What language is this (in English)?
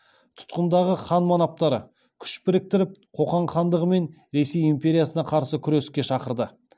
Kazakh